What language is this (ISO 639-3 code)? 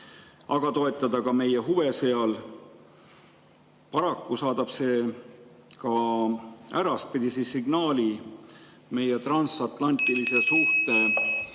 est